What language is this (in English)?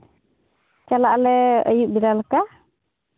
Santali